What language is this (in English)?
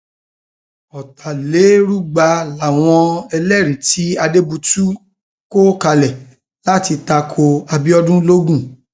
Yoruba